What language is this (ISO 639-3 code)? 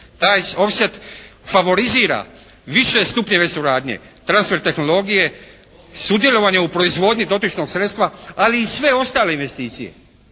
hrv